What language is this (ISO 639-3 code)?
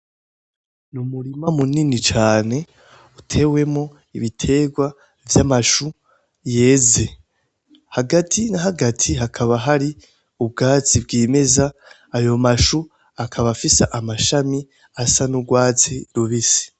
run